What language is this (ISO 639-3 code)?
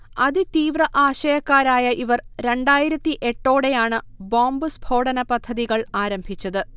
mal